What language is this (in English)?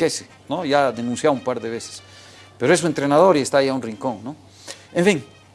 Spanish